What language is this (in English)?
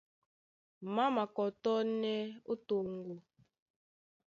Duala